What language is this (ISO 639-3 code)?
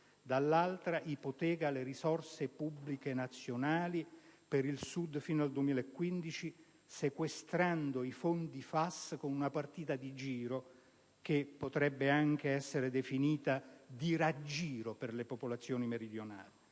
ita